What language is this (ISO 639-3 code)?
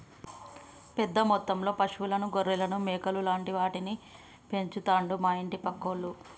tel